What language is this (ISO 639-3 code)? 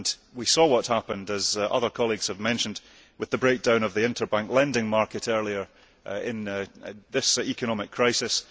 eng